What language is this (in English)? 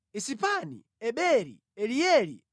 Nyanja